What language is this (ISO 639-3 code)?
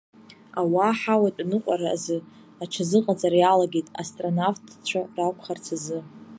abk